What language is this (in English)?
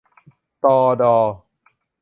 Thai